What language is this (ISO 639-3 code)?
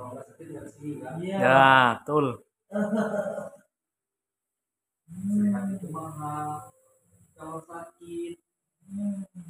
ind